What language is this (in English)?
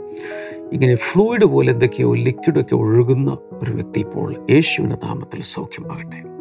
Malayalam